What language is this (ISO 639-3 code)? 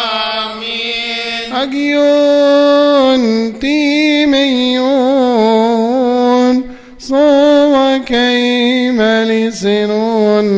ara